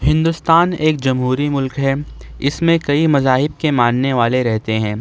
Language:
Urdu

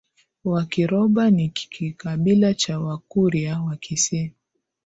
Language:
Swahili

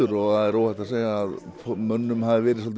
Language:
Icelandic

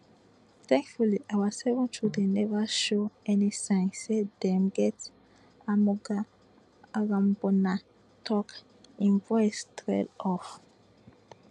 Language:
Nigerian Pidgin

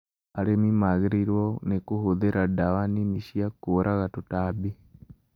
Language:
Kikuyu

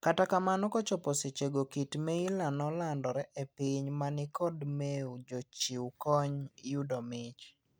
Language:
Luo (Kenya and Tanzania)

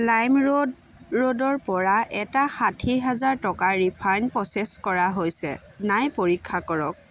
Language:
Assamese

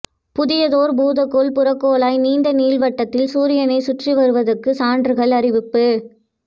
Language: Tamil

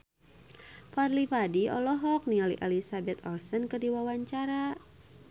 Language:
Sundanese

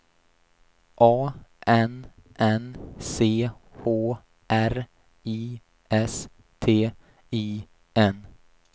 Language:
Swedish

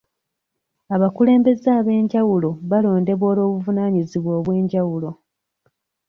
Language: Ganda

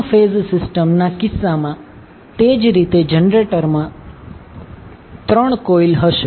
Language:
Gujarati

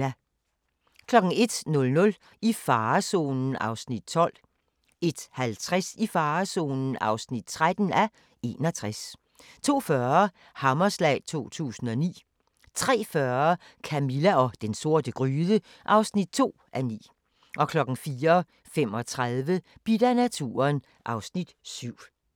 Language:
Danish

